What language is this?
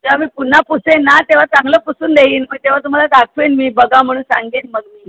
Marathi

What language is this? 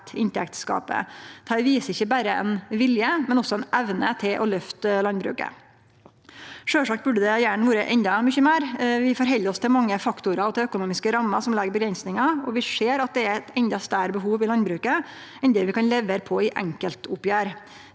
Norwegian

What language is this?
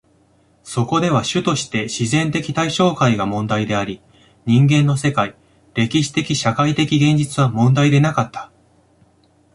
Japanese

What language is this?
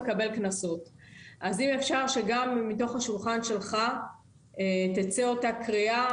Hebrew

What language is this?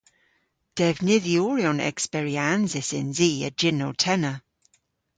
Cornish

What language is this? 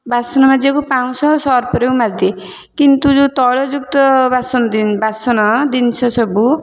Odia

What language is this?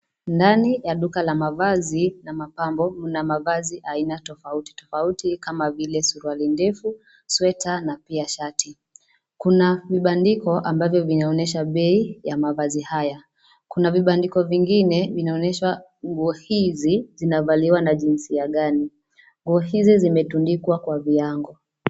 Swahili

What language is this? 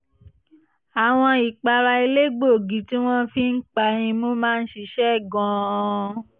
Yoruba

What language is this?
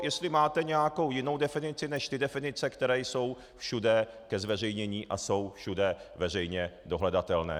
Czech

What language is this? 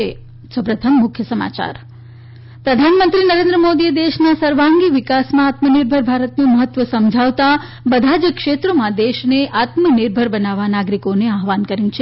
Gujarati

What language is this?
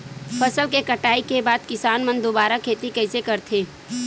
Chhattisgarhi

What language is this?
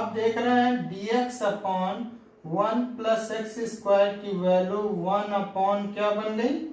Hindi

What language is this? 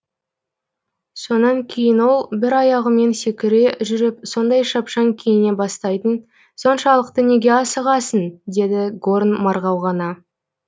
Kazakh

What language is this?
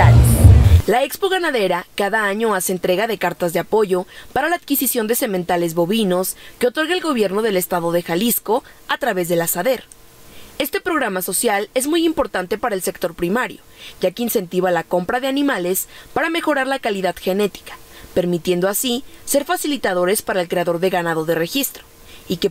Spanish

